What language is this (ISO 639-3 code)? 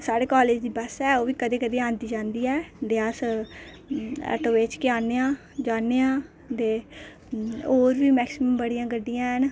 doi